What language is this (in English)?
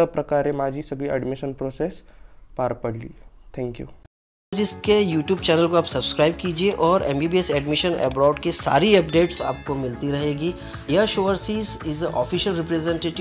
Marathi